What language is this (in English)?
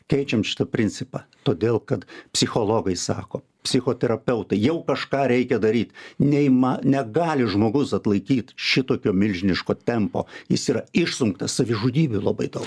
Lithuanian